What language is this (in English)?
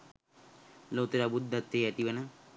Sinhala